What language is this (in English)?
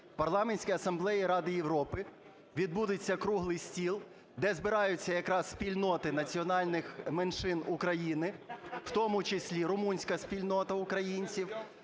Ukrainian